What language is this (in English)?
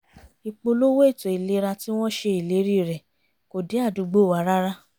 Yoruba